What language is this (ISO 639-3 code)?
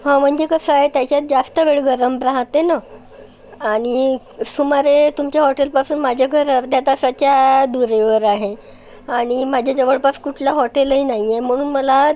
mar